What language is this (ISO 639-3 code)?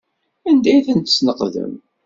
kab